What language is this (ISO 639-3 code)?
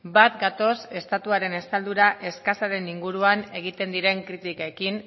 eus